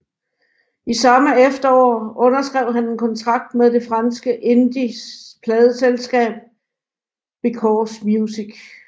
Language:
Danish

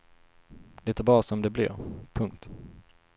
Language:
Swedish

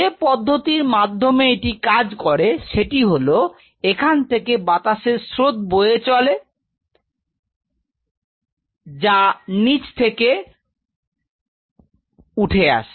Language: Bangla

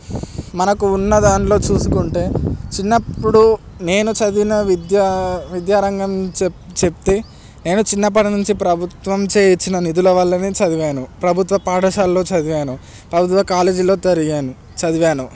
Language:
Telugu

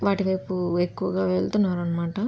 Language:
Telugu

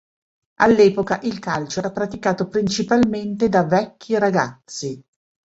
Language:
Italian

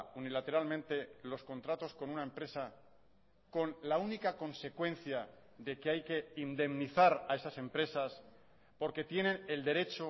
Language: Spanish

